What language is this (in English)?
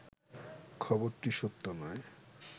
Bangla